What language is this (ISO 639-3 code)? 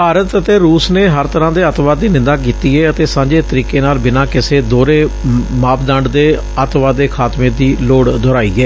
pan